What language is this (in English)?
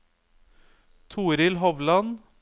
Norwegian